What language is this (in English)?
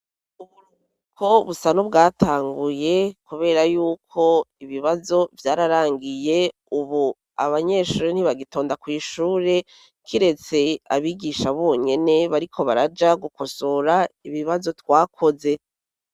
Rundi